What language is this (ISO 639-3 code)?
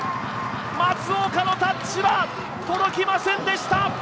jpn